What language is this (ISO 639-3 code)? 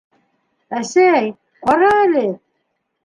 bak